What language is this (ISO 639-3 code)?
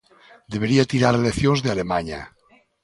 glg